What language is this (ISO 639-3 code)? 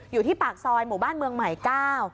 tha